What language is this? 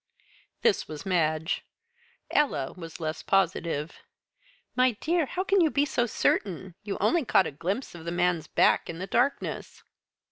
English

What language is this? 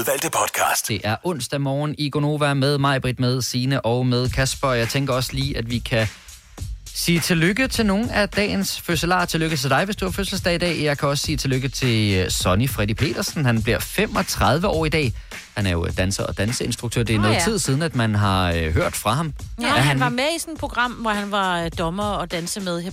Danish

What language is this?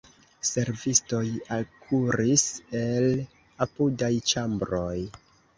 Esperanto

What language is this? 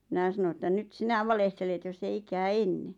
Finnish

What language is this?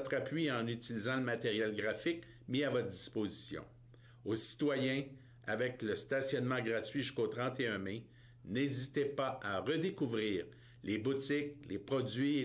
French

